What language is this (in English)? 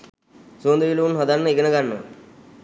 Sinhala